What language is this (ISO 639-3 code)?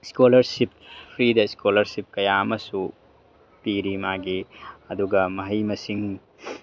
mni